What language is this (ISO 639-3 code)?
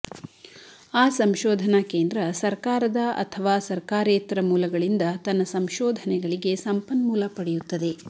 kan